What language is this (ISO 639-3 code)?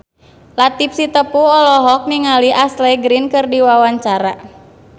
sun